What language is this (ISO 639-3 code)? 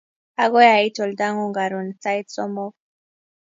kln